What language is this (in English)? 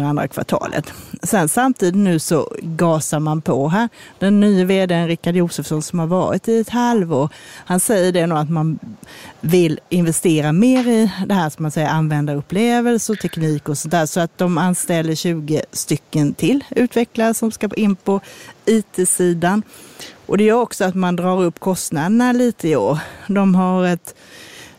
Swedish